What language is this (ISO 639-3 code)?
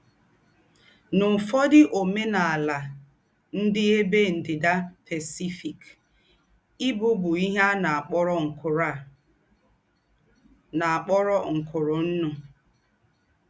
ibo